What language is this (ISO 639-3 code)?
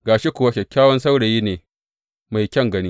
hau